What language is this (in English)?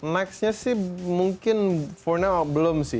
Indonesian